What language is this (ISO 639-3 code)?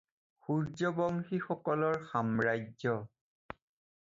asm